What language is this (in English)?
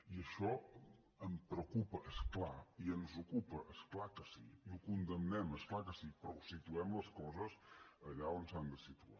Catalan